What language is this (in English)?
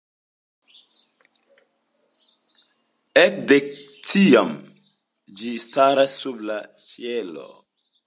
Esperanto